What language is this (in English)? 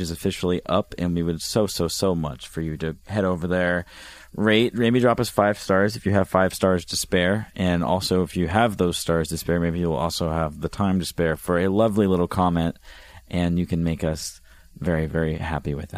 English